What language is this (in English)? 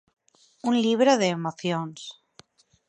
Galician